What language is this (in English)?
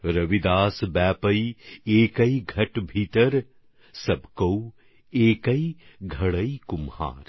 Bangla